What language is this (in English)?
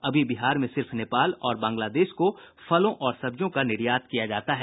Hindi